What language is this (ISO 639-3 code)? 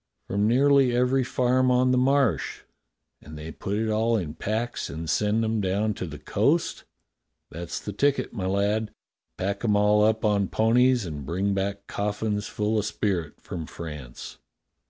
eng